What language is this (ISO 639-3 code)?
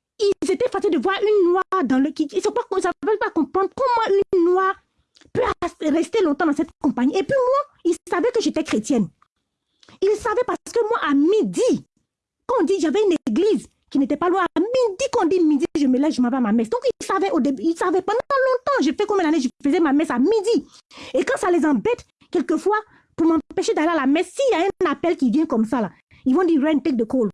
fra